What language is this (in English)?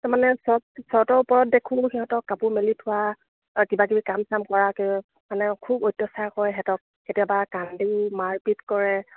Assamese